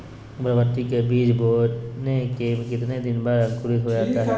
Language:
Magahi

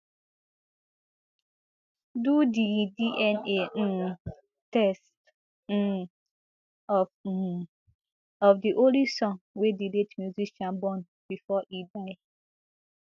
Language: Nigerian Pidgin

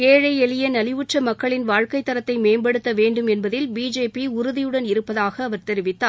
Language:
Tamil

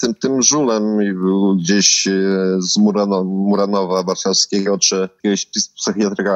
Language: Polish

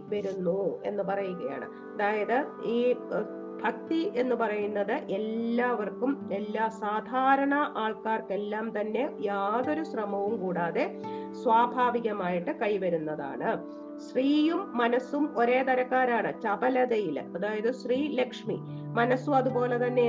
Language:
Malayalam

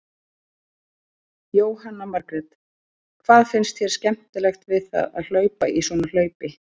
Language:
Icelandic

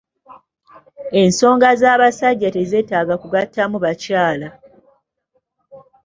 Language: Ganda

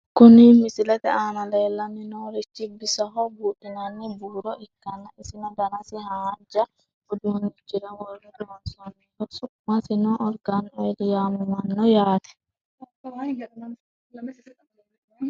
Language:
Sidamo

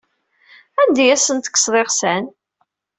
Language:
Kabyle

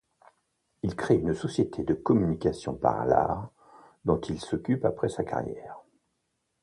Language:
French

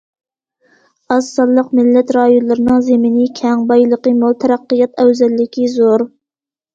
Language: Uyghur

